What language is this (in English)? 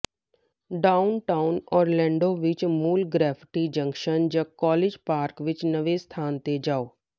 Punjabi